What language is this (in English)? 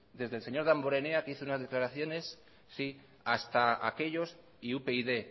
Spanish